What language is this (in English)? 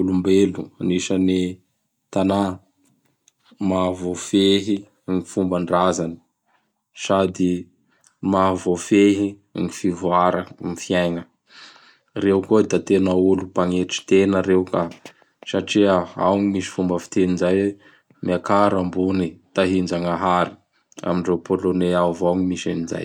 Bara Malagasy